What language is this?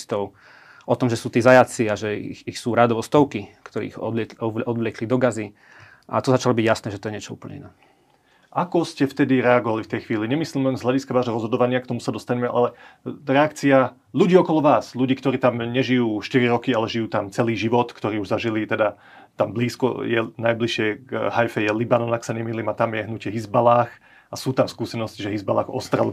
Slovak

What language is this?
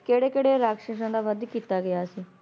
Punjabi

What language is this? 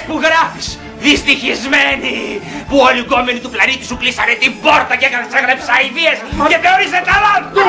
Greek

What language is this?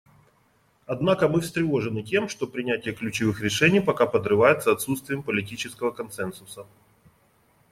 Russian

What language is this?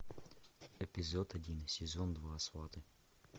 Russian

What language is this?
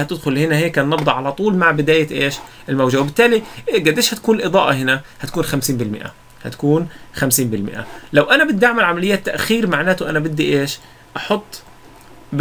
Arabic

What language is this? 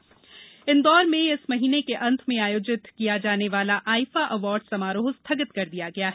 Hindi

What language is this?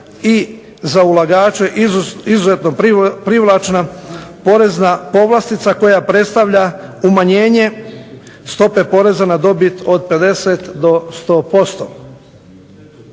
Croatian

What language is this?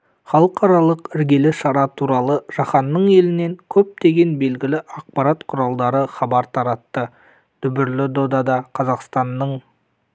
Kazakh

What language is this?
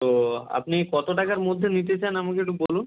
Bangla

